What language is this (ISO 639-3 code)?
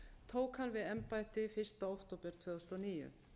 isl